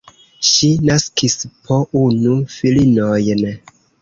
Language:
Esperanto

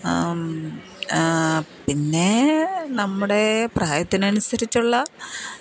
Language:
Malayalam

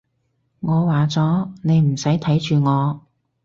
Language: Cantonese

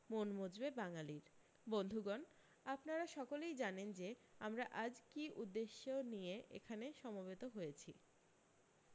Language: Bangla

